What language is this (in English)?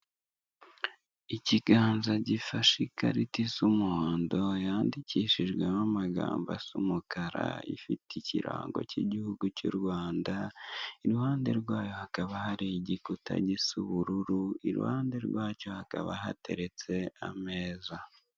Kinyarwanda